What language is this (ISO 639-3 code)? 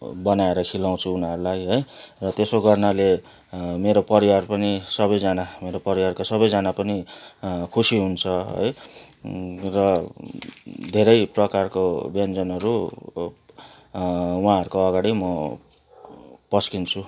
nep